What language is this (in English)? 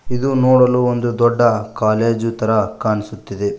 Kannada